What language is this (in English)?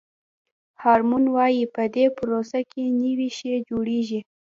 Pashto